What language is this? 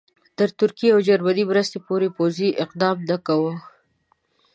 Pashto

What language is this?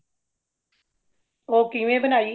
Punjabi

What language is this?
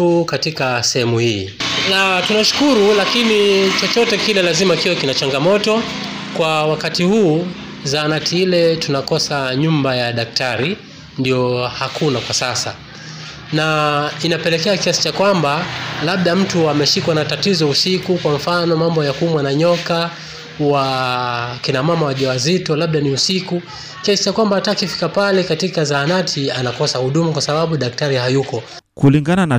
Swahili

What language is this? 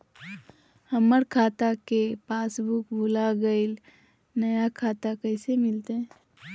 Magahi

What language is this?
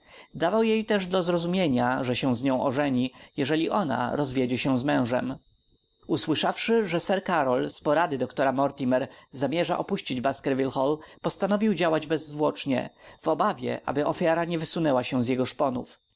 Polish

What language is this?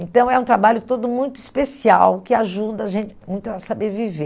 Portuguese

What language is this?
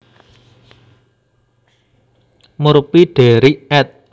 Javanese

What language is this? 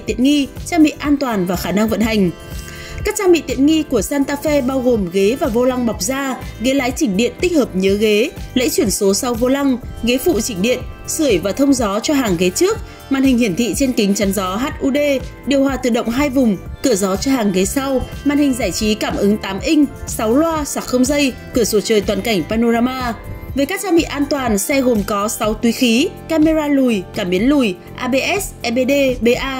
Vietnamese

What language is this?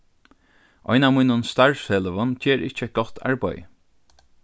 Faroese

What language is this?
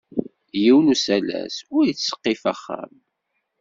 Kabyle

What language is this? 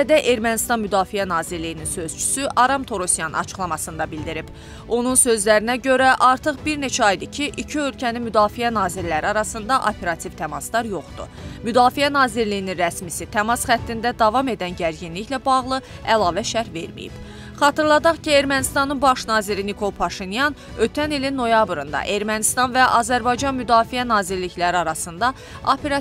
Turkish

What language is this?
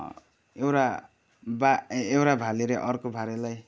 Nepali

